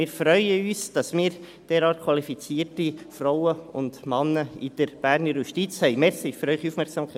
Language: Swiss German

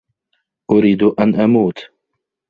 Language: Arabic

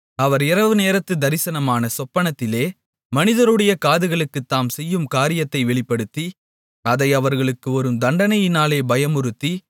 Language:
Tamil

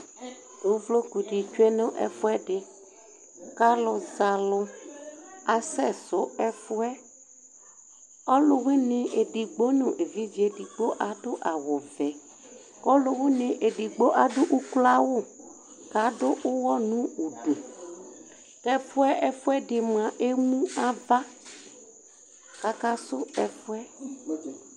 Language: Ikposo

